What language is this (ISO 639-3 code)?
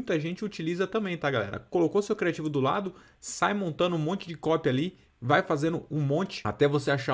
por